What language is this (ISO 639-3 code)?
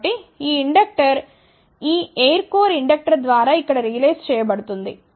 tel